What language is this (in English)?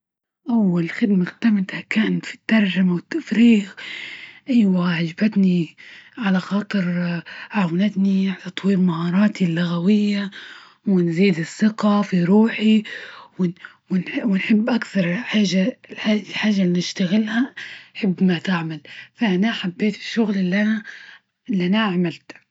Libyan Arabic